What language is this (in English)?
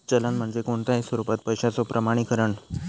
Marathi